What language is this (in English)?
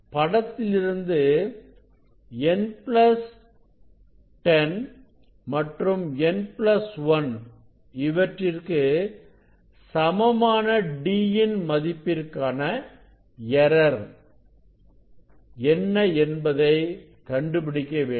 Tamil